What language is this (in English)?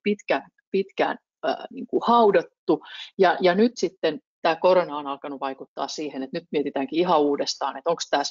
Finnish